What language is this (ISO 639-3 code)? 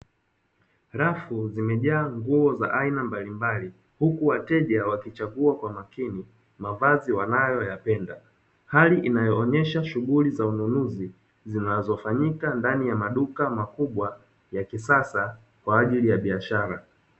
swa